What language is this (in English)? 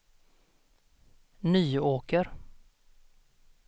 Swedish